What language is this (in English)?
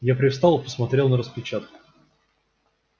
Russian